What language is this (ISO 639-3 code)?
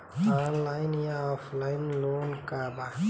bho